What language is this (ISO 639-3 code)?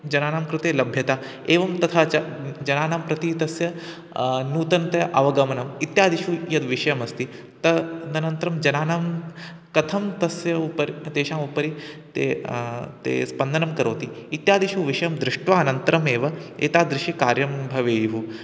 san